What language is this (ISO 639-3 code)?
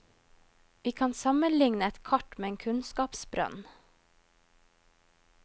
nor